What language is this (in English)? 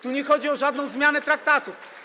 Polish